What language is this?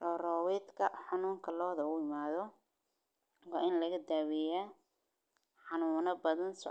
Somali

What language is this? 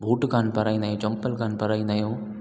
Sindhi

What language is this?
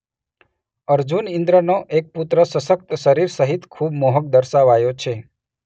Gujarati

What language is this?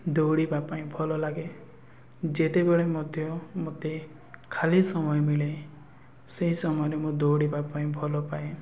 Odia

